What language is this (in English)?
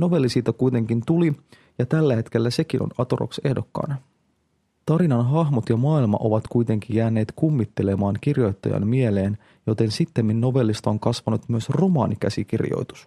Finnish